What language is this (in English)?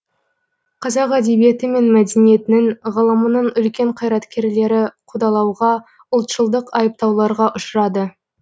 Kazakh